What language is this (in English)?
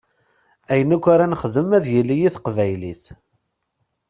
Kabyle